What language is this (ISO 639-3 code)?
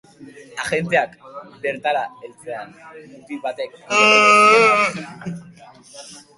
eus